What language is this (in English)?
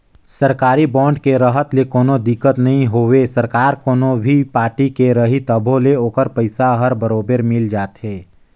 Chhattisgarhi